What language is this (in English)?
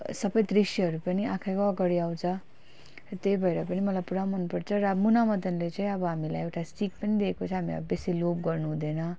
Nepali